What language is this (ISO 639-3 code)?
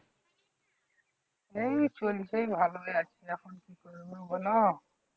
ben